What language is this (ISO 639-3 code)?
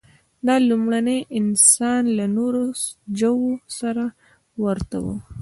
pus